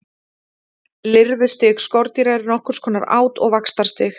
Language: Icelandic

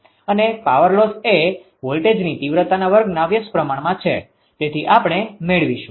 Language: Gujarati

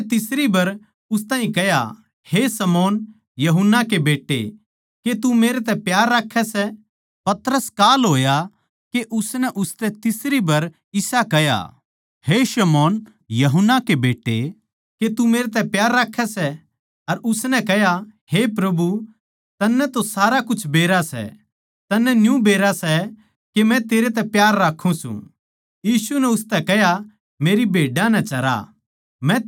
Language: Haryanvi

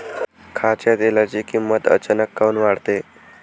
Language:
Marathi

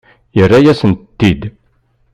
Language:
Kabyle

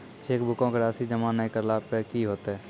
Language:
Maithili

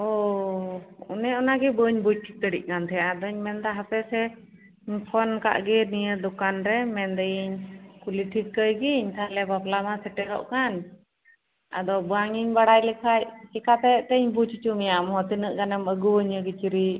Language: Santali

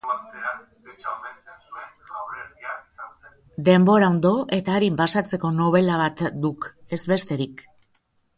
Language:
Basque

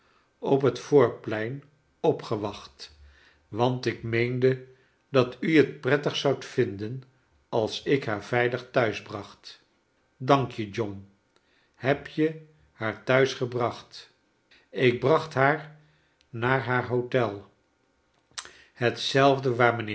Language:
Dutch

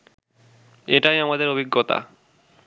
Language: Bangla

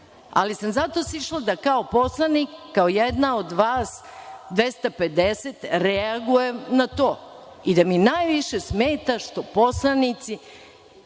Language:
Serbian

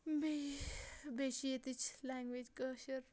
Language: Kashmiri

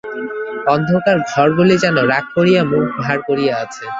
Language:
Bangla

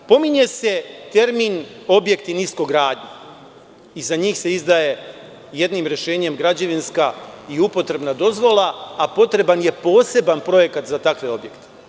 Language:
Serbian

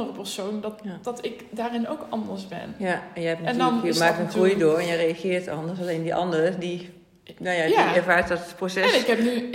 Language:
Dutch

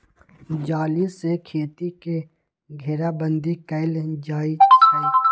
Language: Magahi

